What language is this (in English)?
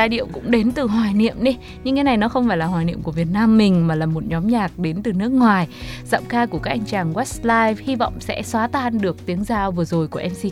Vietnamese